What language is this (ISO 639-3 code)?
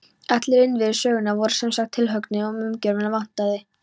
isl